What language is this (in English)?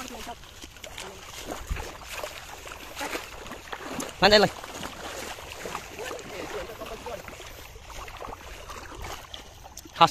Indonesian